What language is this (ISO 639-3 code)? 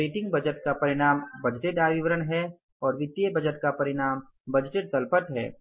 hin